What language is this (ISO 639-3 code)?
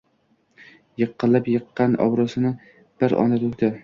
uzb